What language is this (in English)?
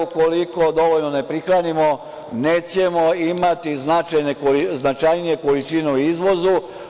Serbian